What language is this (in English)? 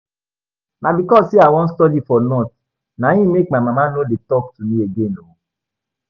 Nigerian Pidgin